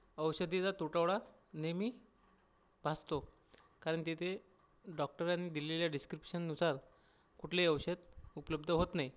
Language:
Marathi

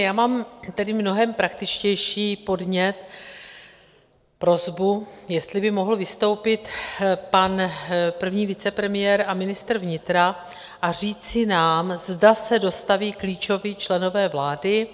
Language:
Czech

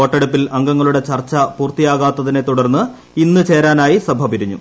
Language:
Malayalam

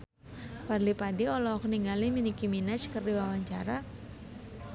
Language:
Sundanese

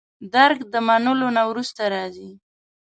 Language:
Pashto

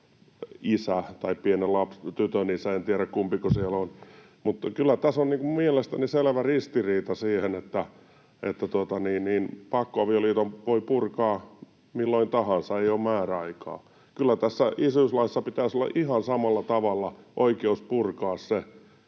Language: Finnish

